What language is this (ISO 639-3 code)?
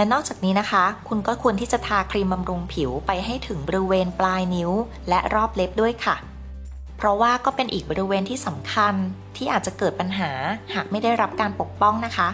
tha